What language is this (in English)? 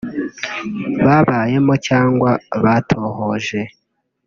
Kinyarwanda